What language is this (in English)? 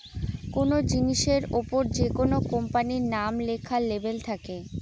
Bangla